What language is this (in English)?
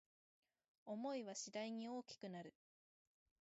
Japanese